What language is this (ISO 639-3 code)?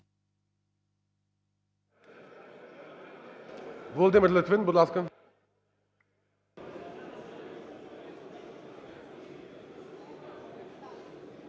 ukr